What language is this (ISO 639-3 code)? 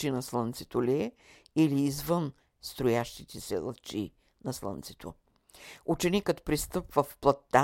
bul